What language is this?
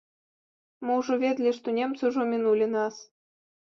Belarusian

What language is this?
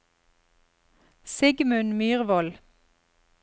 Norwegian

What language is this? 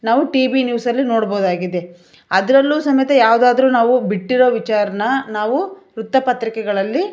Kannada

